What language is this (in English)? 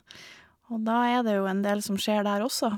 Norwegian